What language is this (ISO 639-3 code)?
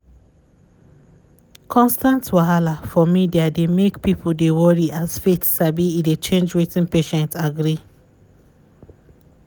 pcm